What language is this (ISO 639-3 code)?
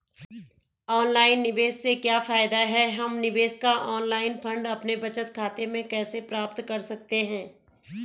hin